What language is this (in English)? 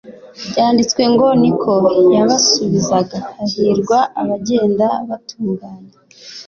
Kinyarwanda